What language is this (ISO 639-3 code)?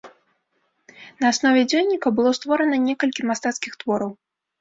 bel